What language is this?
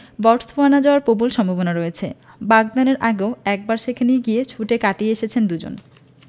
Bangla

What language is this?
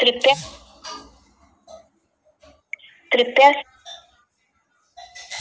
Bhojpuri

